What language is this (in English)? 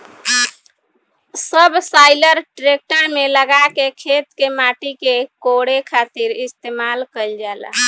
Bhojpuri